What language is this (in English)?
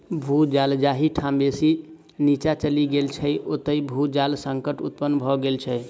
Maithili